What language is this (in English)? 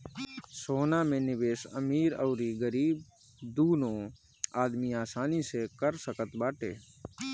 Bhojpuri